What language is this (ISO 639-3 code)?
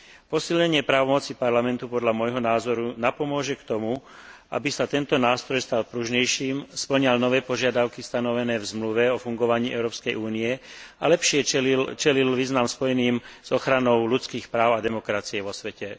slk